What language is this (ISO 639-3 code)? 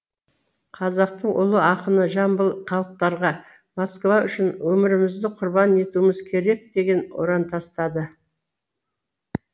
kaz